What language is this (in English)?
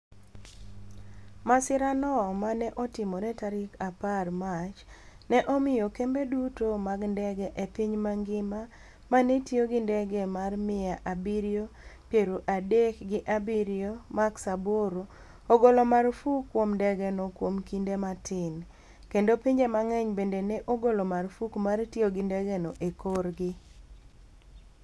Luo (Kenya and Tanzania)